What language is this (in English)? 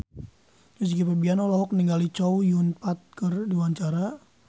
Sundanese